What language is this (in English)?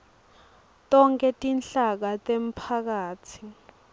Swati